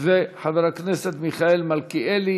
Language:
Hebrew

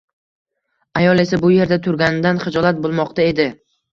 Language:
Uzbek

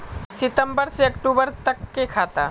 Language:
Magahi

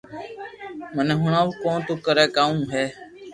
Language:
Loarki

